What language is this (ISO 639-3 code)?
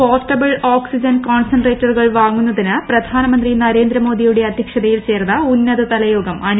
mal